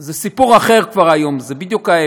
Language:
Hebrew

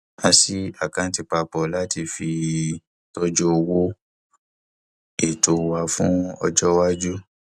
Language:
Yoruba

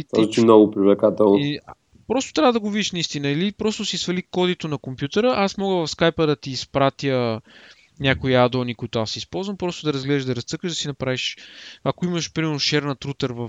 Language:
Bulgarian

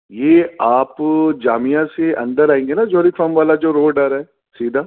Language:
Urdu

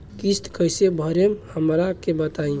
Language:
Bhojpuri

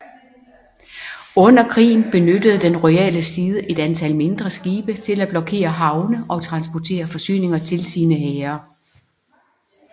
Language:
Danish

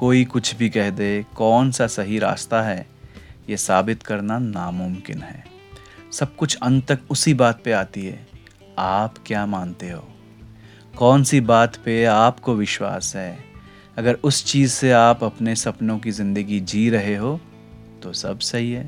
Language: Hindi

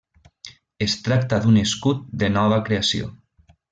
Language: Catalan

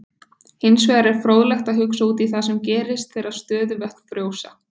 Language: Icelandic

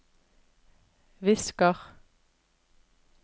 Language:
Norwegian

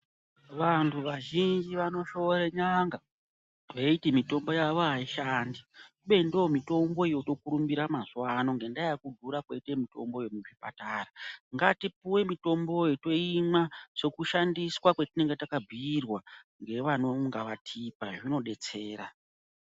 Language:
Ndau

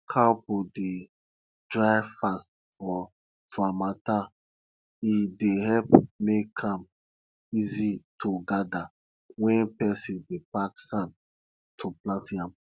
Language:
Nigerian Pidgin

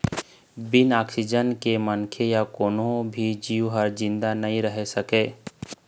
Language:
Chhattisgarhi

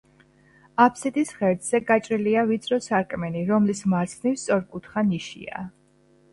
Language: Georgian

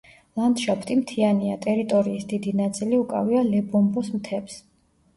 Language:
Georgian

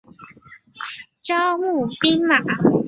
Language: Chinese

